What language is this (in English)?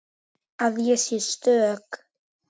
Icelandic